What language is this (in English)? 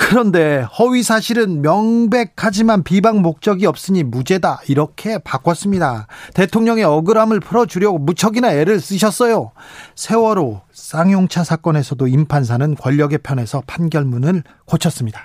Korean